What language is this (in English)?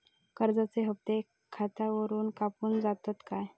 Marathi